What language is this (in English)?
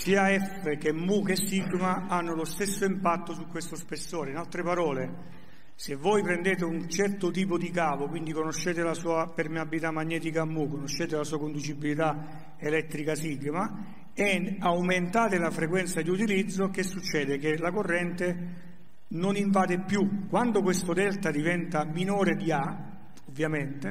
Italian